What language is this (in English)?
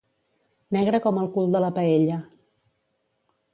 Catalan